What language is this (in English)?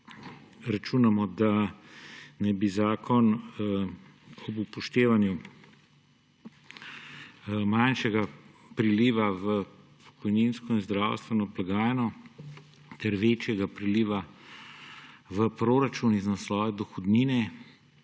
Slovenian